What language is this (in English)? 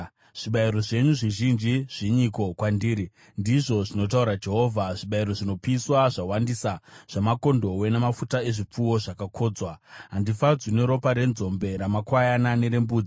Shona